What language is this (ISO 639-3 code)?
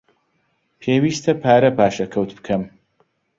ckb